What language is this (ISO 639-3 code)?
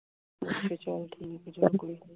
pan